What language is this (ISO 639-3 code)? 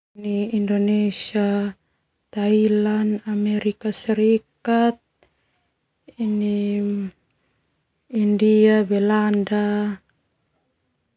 twu